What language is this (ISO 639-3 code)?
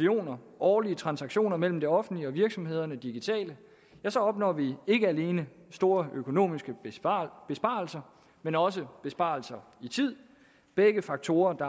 dan